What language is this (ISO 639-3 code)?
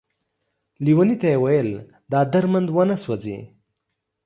pus